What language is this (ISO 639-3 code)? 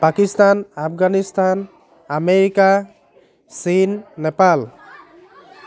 asm